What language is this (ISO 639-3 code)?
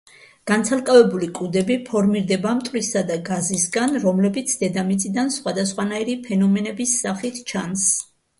kat